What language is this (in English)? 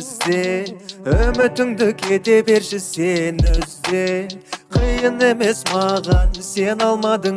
Kazakh